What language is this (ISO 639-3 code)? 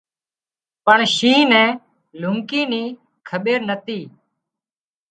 kxp